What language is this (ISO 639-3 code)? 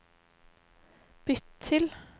nor